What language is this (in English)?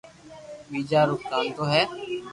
Loarki